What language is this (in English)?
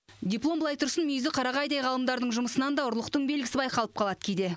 Kazakh